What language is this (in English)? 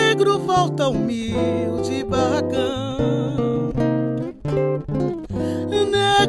Portuguese